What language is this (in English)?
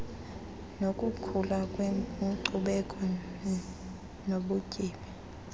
Xhosa